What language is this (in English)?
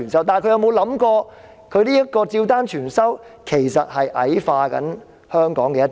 Cantonese